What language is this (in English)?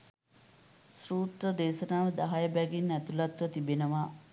Sinhala